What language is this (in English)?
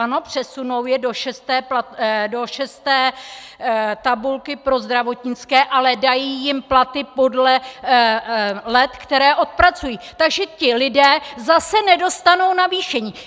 Czech